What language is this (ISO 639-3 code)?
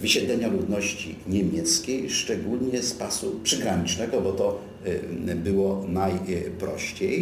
pol